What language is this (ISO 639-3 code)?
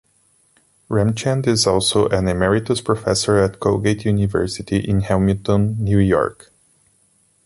eng